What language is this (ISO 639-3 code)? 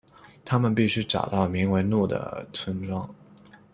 zho